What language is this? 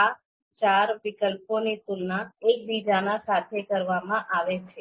Gujarati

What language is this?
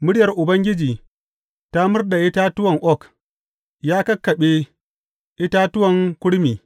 Hausa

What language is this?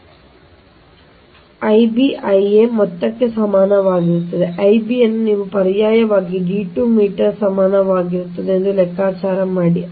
Kannada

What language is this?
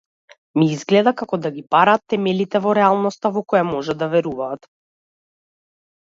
Macedonian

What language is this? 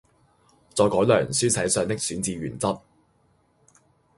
Cantonese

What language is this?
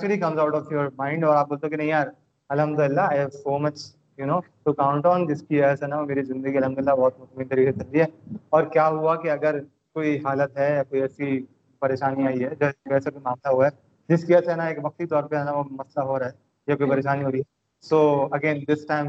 Urdu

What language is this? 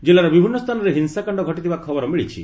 Odia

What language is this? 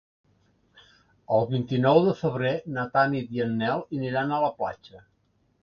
Catalan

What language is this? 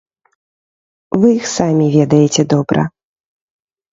Belarusian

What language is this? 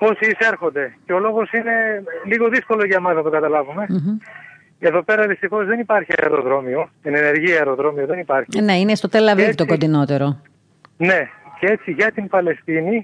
Greek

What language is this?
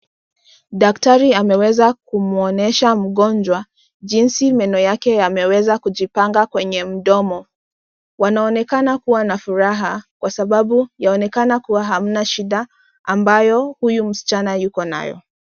Swahili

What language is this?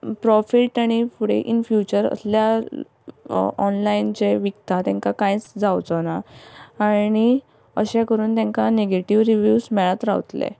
Konkani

